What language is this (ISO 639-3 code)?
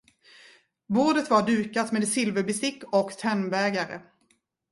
swe